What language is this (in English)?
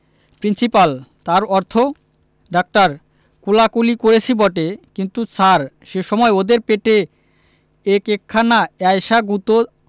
Bangla